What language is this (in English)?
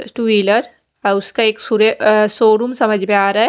Hindi